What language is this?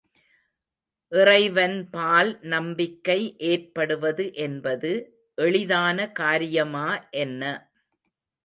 Tamil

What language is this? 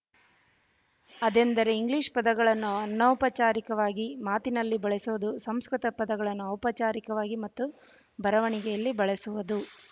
Kannada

